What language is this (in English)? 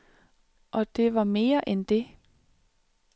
Danish